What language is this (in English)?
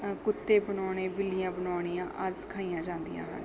Punjabi